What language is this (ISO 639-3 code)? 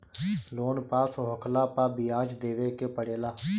bho